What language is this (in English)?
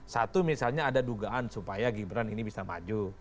Indonesian